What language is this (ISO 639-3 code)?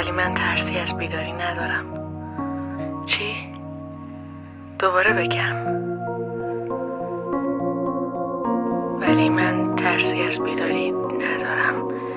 fas